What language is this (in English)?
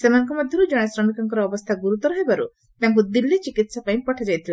Odia